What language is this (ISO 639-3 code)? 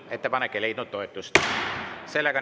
est